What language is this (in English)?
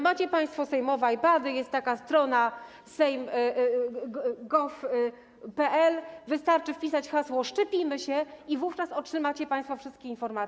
Polish